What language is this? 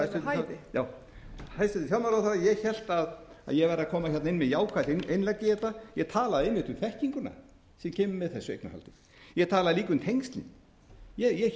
Icelandic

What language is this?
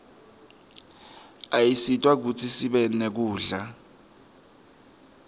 Swati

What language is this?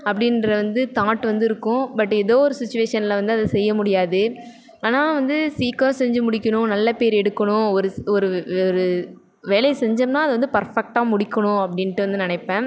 Tamil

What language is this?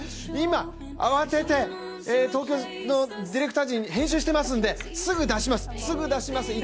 Japanese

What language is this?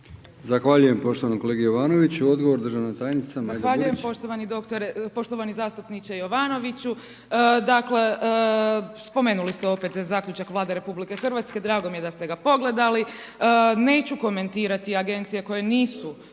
Croatian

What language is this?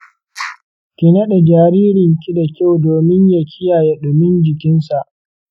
Hausa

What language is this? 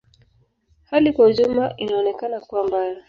Swahili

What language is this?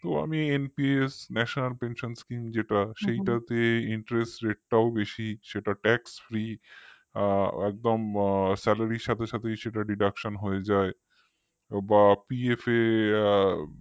Bangla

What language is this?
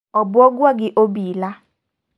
Luo (Kenya and Tanzania)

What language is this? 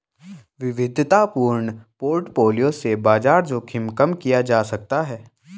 Hindi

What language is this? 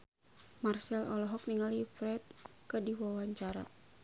Sundanese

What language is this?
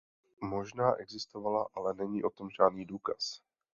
Czech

